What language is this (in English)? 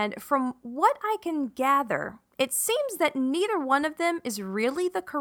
English